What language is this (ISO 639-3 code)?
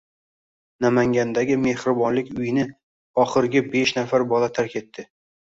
uzb